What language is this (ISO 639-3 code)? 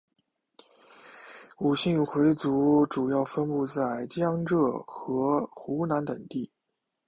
zho